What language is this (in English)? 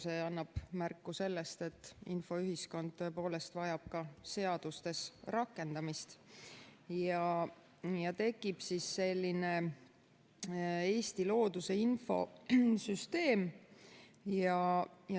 Estonian